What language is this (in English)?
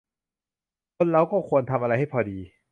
Thai